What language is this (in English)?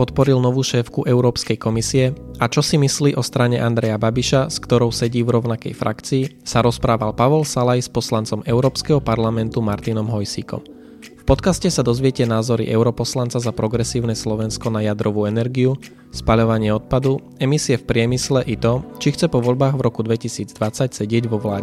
Slovak